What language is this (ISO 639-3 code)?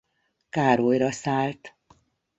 hun